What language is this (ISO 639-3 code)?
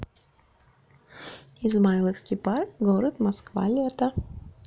rus